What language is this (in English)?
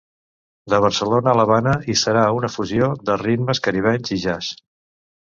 Catalan